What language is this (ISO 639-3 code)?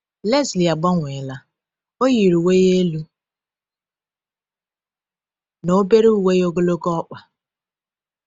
ibo